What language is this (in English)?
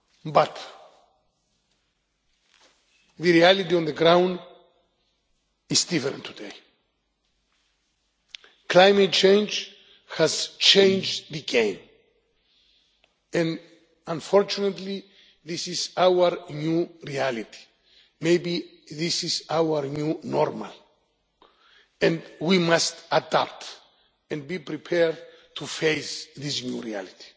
English